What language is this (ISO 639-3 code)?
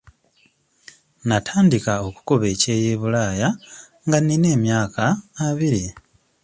lug